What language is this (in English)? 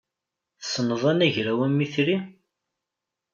Kabyle